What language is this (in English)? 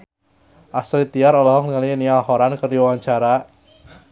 Sundanese